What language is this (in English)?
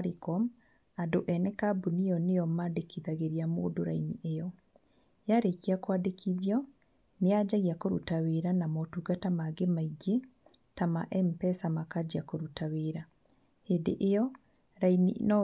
Kikuyu